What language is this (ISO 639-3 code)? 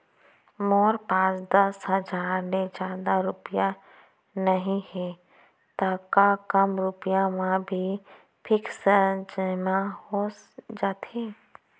hne